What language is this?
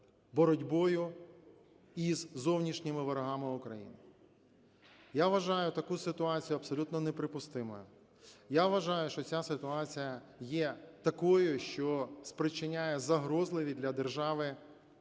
Ukrainian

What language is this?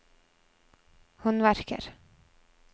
Norwegian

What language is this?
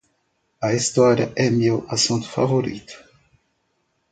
Portuguese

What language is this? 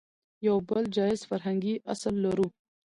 Pashto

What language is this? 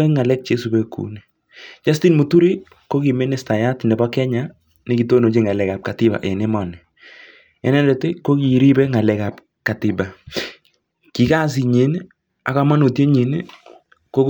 Kalenjin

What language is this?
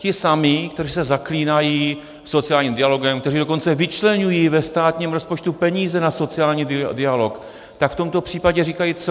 Czech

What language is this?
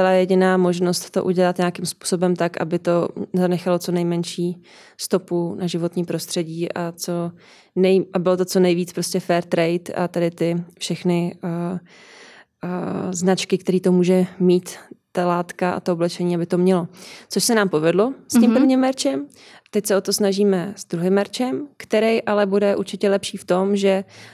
Czech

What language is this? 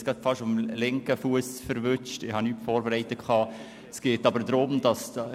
Swiss German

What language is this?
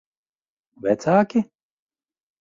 Latvian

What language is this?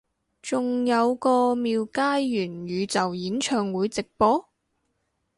Cantonese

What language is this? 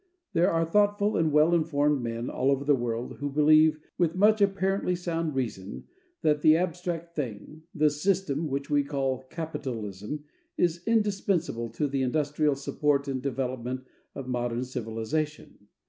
English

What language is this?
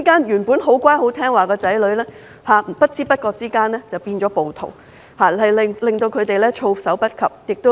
Cantonese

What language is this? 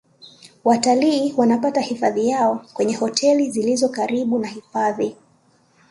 Swahili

